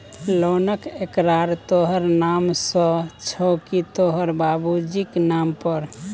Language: Maithili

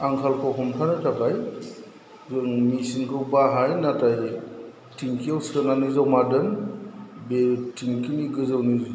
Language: Bodo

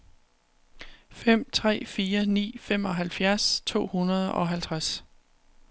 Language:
Danish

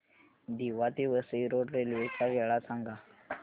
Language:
Marathi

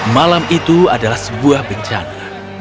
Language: Indonesian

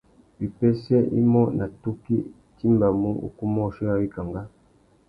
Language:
Tuki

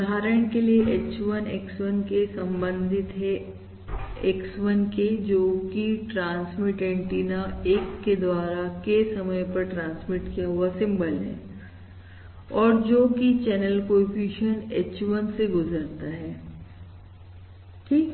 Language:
Hindi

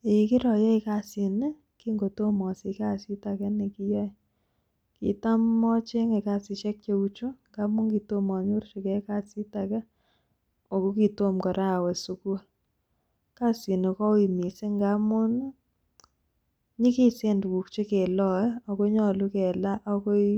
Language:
Kalenjin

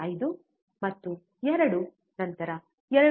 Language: Kannada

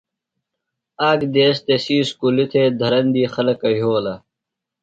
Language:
Phalura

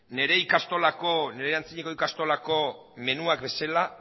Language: Basque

